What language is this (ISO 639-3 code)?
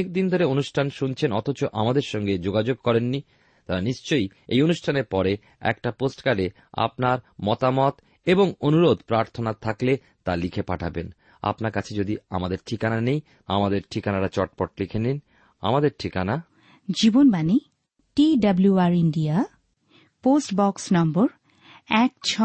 ben